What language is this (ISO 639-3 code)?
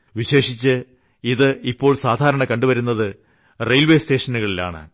mal